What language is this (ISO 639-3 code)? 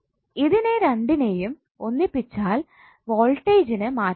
mal